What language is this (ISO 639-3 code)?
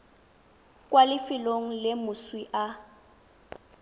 tsn